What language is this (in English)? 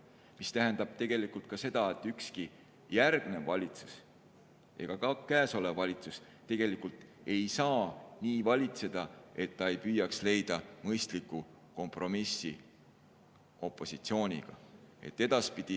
Estonian